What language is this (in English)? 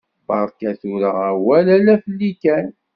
Kabyle